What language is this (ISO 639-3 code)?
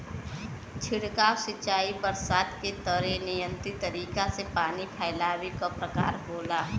bho